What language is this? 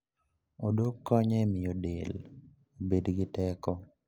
Luo (Kenya and Tanzania)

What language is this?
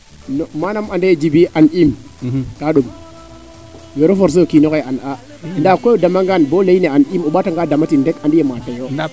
Serer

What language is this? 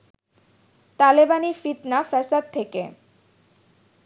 Bangla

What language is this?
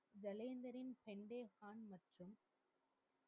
Tamil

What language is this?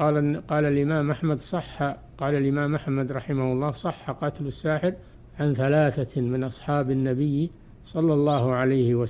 Arabic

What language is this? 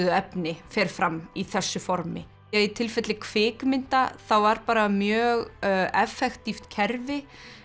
Icelandic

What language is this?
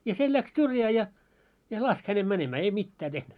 Finnish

